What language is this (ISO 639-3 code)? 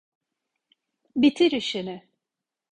tur